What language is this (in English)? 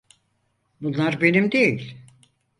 Turkish